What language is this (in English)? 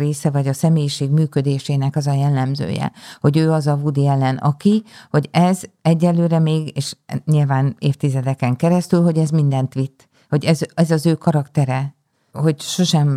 Hungarian